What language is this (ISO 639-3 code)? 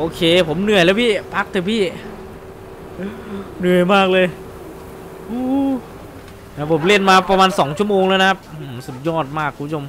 tha